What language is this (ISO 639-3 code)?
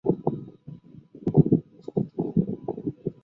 zho